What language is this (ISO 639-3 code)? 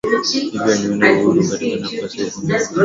swa